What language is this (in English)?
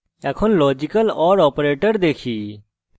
Bangla